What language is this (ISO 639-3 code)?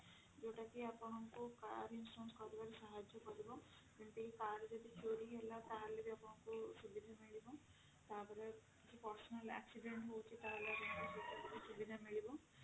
ori